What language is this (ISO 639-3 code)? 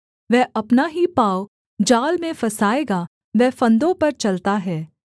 hin